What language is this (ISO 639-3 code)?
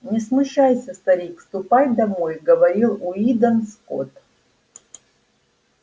rus